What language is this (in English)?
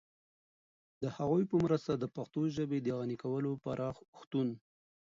Pashto